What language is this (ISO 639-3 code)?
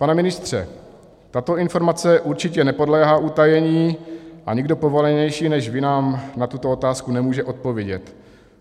ces